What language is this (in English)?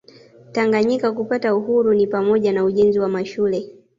Swahili